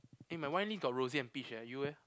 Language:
English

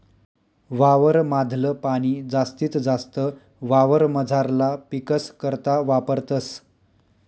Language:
Marathi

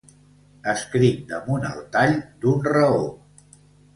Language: Catalan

